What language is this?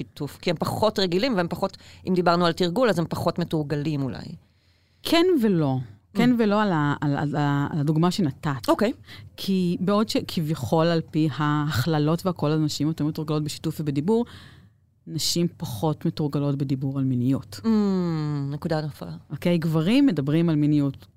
Hebrew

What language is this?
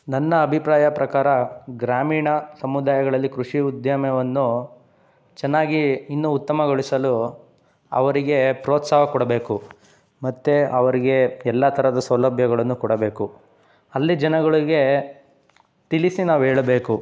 Kannada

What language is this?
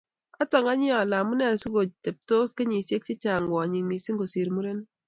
Kalenjin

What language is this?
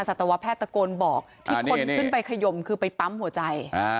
Thai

